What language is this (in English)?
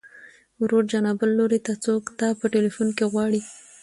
Pashto